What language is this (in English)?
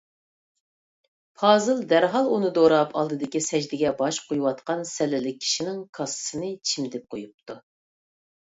Uyghur